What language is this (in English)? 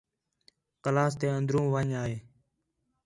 Khetrani